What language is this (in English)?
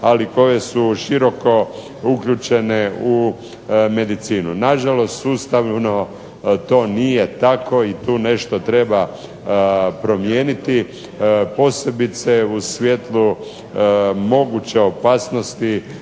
Croatian